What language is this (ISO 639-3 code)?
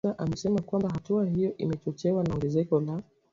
swa